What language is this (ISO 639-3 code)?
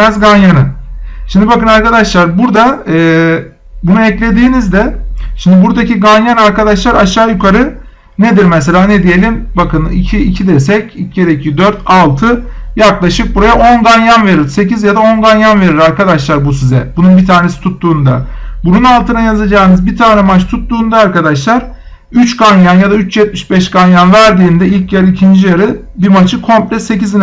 tur